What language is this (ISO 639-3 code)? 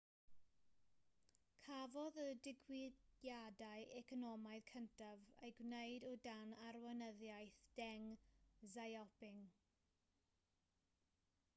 cym